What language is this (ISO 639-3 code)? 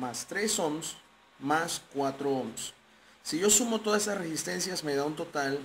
spa